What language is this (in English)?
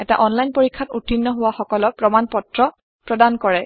Assamese